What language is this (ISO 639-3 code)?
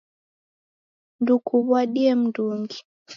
dav